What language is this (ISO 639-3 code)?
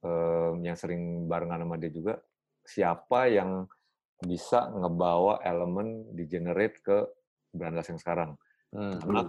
ind